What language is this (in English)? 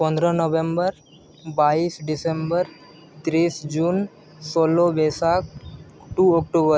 Santali